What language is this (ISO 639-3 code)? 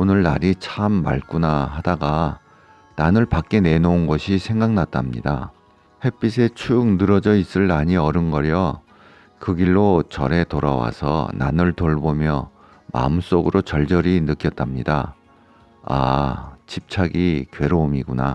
kor